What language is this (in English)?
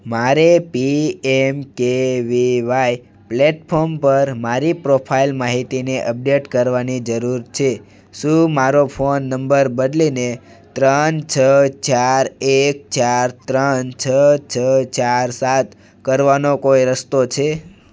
Gujarati